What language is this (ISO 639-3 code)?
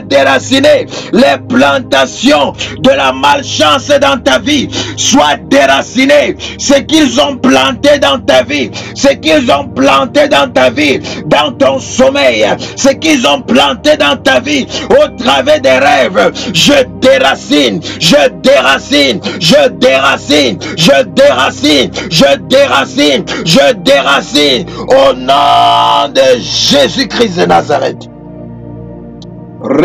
fra